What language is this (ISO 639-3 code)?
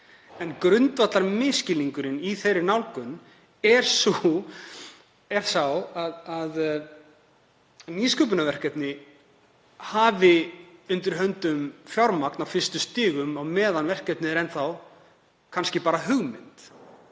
isl